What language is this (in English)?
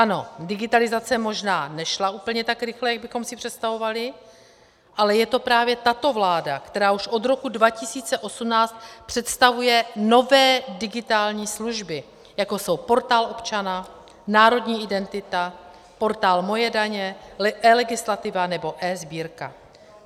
Czech